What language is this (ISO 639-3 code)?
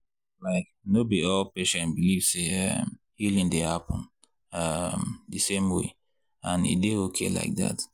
pcm